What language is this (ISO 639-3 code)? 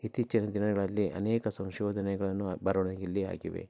kan